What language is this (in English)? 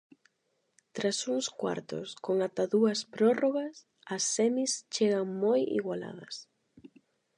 Galician